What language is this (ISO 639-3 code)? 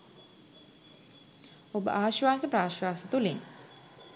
sin